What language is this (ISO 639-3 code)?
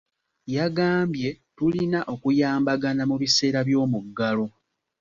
lug